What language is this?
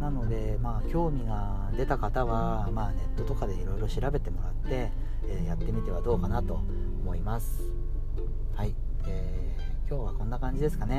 Japanese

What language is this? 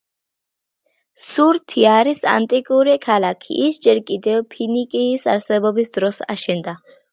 Georgian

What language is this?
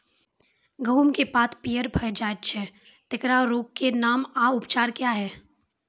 Maithili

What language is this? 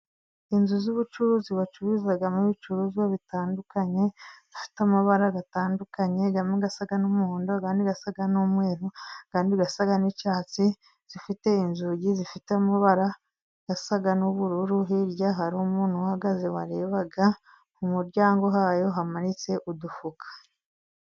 Kinyarwanda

